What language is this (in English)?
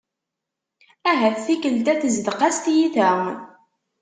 Kabyle